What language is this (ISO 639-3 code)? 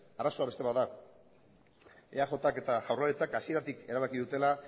eus